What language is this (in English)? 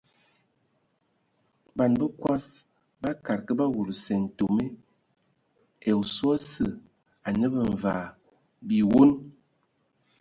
Ewondo